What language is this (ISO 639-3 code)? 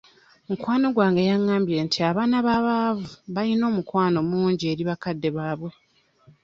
lug